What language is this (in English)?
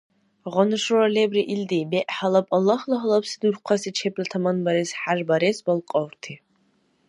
Dargwa